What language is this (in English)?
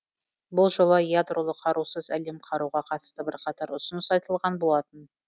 Kazakh